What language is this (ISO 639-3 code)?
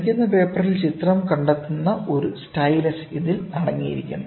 mal